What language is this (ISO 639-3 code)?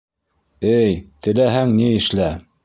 bak